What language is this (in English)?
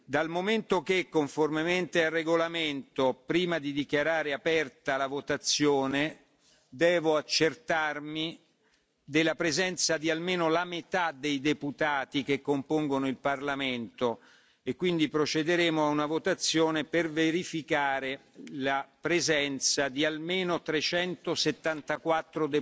Italian